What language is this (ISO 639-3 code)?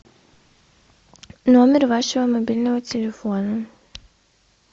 rus